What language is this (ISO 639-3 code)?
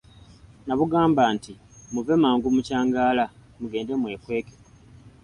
lug